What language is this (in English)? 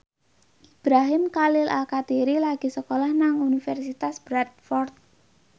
Javanese